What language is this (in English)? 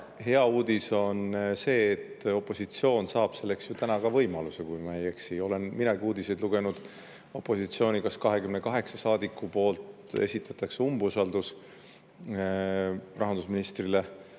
Estonian